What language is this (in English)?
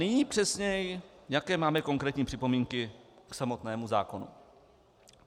Czech